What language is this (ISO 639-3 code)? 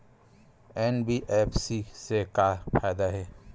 hne